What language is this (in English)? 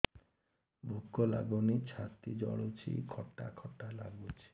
Odia